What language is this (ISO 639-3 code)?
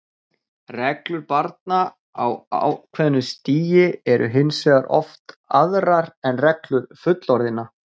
isl